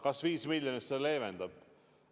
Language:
Estonian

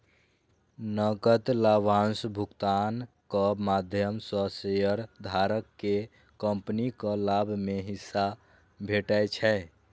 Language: Maithili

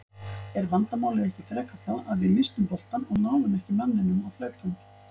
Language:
Icelandic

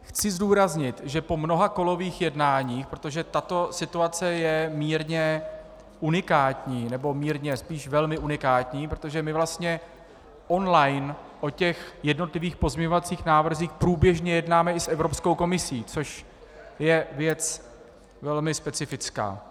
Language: Czech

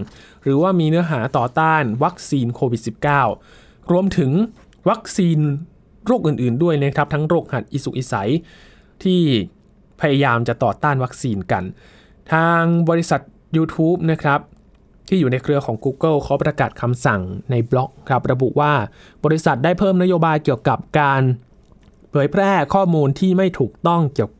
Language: Thai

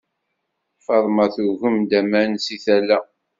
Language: Kabyle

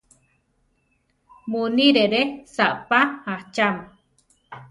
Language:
Central Tarahumara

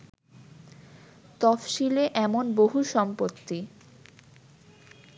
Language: Bangla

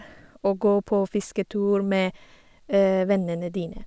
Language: Norwegian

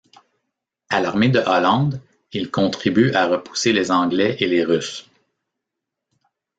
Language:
French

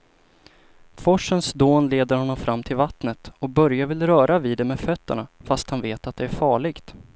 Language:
Swedish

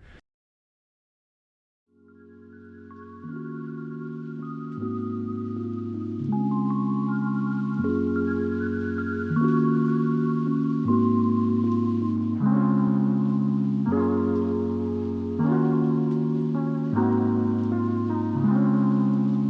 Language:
Korean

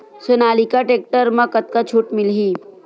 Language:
Chhattisgarhi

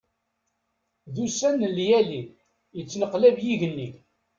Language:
Kabyle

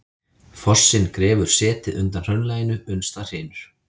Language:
Icelandic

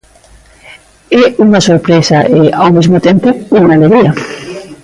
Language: Galician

